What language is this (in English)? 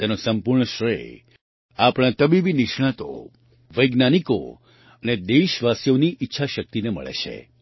Gujarati